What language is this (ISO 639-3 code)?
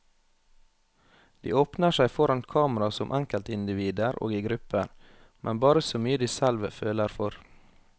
nor